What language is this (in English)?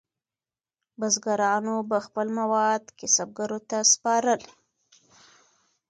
Pashto